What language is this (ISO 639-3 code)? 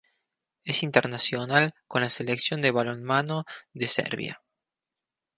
spa